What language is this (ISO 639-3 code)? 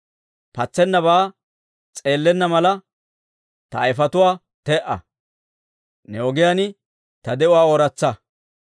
dwr